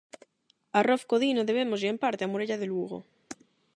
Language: Galician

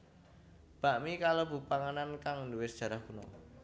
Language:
Javanese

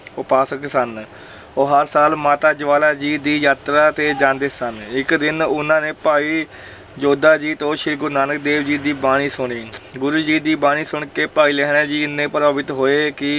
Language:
Punjabi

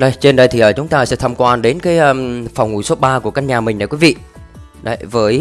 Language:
Vietnamese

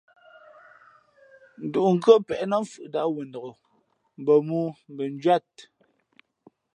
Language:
Fe'fe'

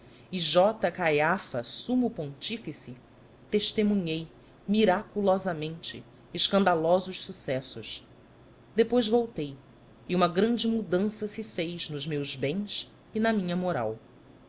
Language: Portuguese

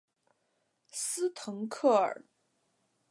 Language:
Chinese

